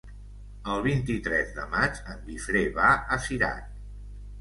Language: Catalan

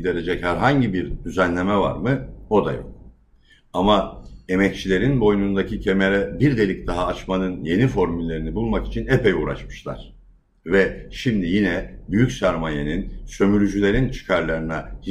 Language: Turkish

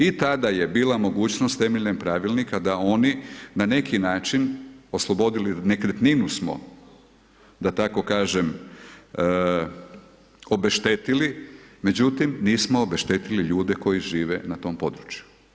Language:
Croatian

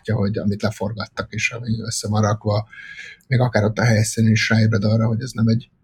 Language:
Hungarian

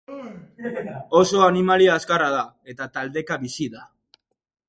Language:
Basque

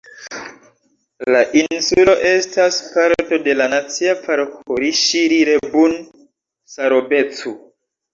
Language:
Esperanto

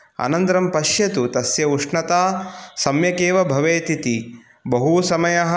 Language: Sanskrit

